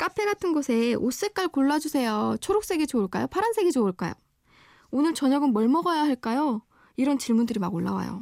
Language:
Korean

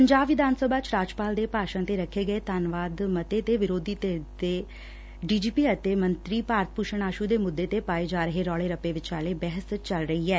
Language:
Punjabi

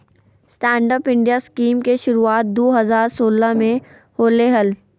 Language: Magahi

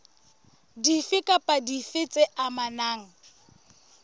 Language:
Southern Sotho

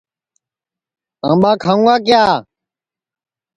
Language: Sansi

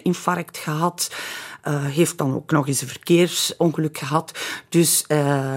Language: Dutch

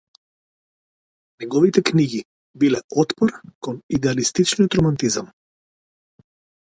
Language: Macedonian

